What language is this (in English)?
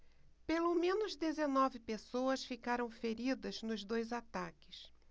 Portuguese